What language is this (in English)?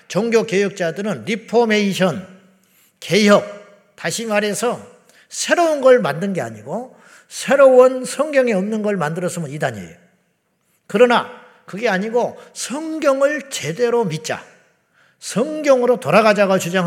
Korean